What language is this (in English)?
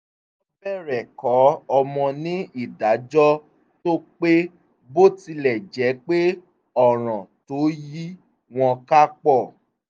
Yoruba